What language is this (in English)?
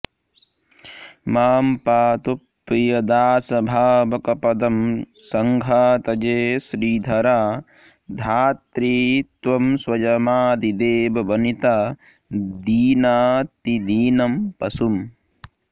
Sanskrit